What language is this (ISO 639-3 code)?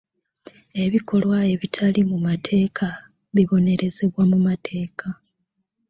lug